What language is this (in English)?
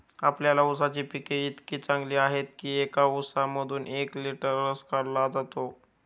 Marathi